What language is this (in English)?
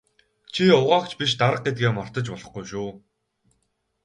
Mongolian